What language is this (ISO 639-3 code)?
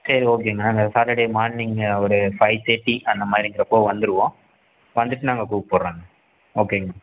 tam